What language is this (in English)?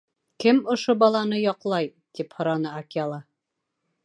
Bashkir